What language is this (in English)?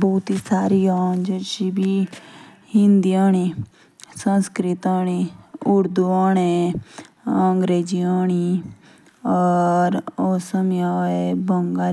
Jaunsari